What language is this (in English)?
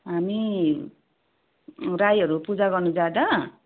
Nepali